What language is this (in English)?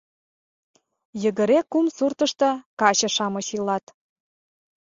Mari